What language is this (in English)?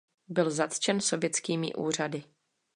Czech